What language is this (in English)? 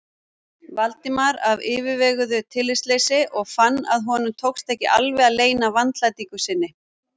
Icelandic